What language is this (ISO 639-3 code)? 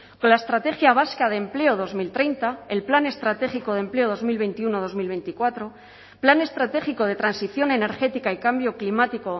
spa